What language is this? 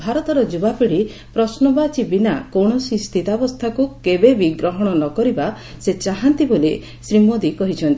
Odia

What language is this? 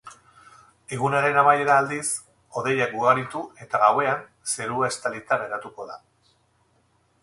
Basque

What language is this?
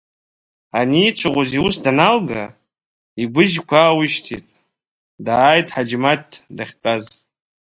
Abkhazian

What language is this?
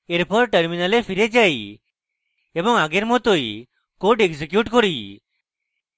Bangla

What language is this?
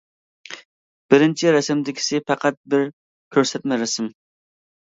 Uyghur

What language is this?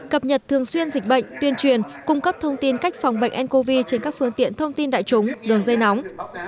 Vietnamese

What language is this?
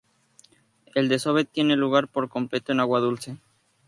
Spanish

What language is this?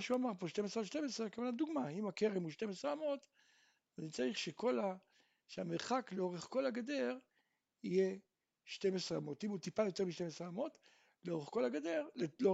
Hebrew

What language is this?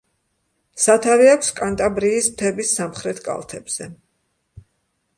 Georgian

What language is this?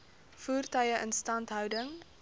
Afrikaans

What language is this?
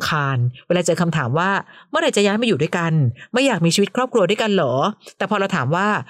Thai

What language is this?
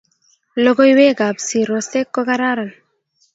Kalenjin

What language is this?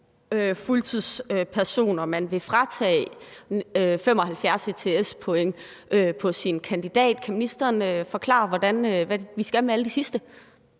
Danish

